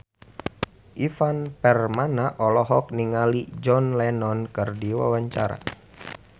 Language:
Sundanese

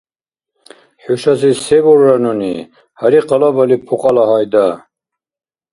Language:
Dargwa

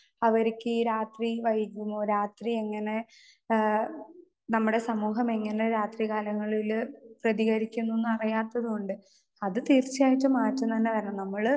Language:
Malayalam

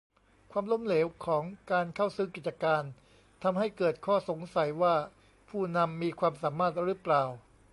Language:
Thai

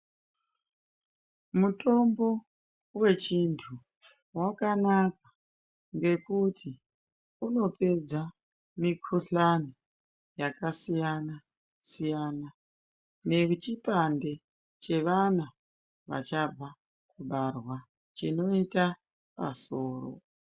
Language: Ndau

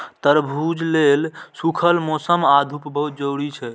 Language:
Maithili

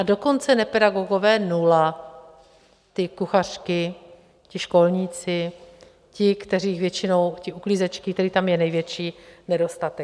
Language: Czech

